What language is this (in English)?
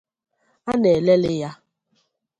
Igbo